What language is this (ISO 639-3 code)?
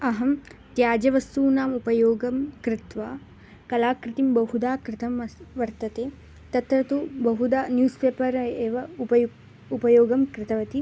san